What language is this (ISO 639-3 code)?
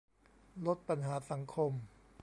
tha